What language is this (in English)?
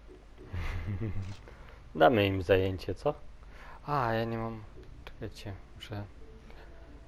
Polish